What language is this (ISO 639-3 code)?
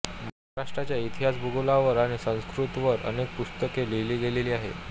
mar